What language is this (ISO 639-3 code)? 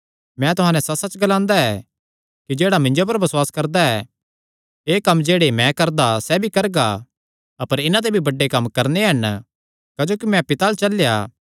xnr